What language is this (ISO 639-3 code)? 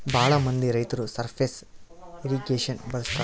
kan